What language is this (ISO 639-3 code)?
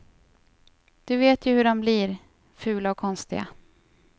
swe